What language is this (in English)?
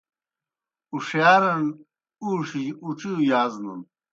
Kohistani Shina